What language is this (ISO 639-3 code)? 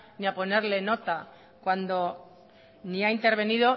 spa